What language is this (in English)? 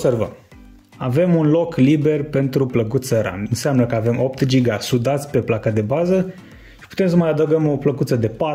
Romanian